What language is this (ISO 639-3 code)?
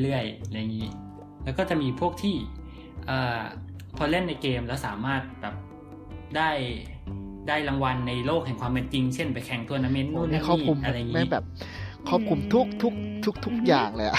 tha